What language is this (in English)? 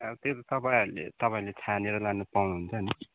Nepali